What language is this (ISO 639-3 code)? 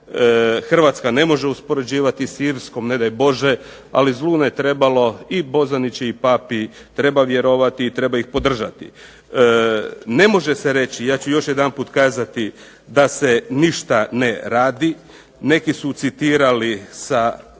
hrv